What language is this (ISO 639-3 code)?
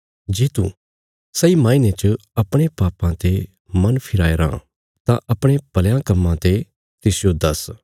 kfs